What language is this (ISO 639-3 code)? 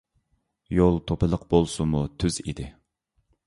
uig